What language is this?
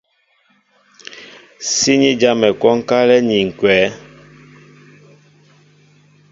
Mbo (Cameroon)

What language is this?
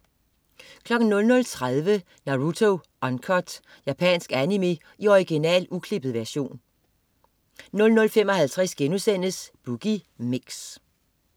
Danish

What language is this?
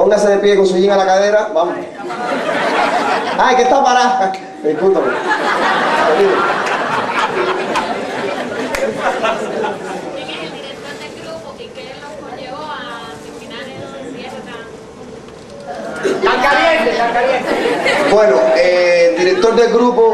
Spanish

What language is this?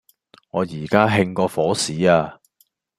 Cantonese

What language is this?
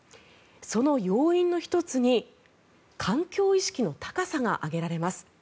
Japanese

